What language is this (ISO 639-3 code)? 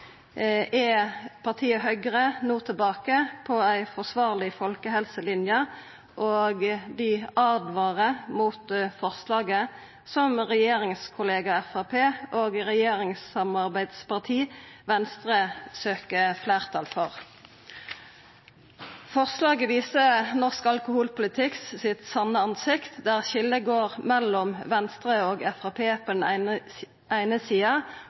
nno